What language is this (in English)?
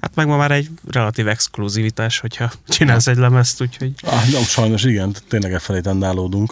Hungarian